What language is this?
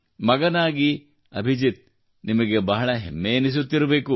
Kannada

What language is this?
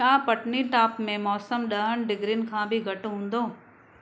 Sindhi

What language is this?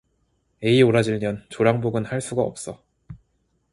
Korean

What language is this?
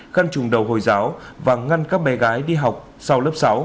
Vietnamese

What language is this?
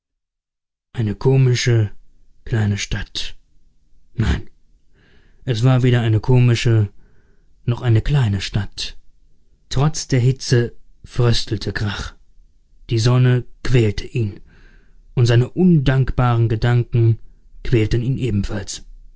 German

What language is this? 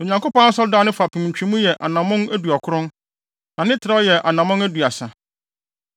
Akan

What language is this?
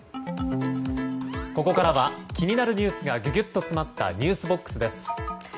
Japanese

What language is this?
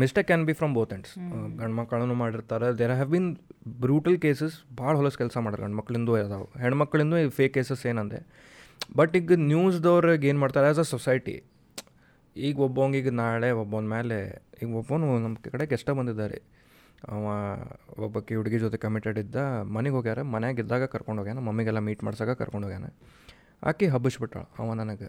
Kannada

